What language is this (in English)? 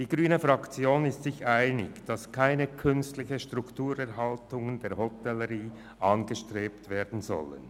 Swiss German